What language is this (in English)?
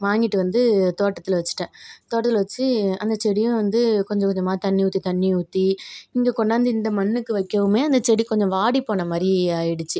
Tamil